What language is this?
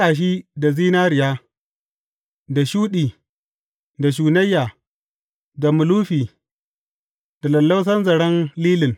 Hausa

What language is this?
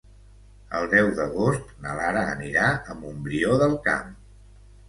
Catalan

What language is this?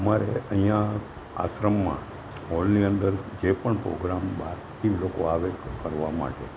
Gujarati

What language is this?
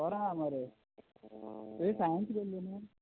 Konkani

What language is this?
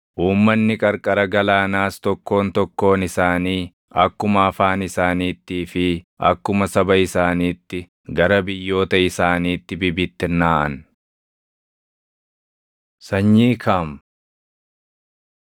Oromo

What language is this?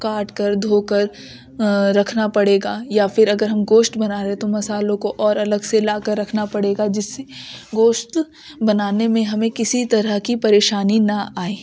Urdu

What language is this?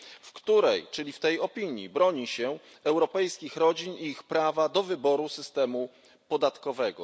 Polish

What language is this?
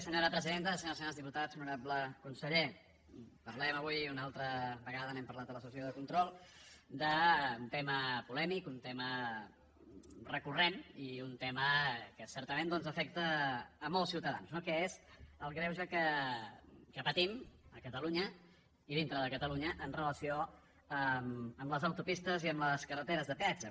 Catalan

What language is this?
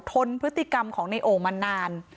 Thai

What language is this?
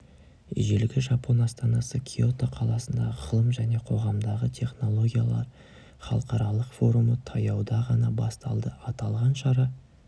Kazakh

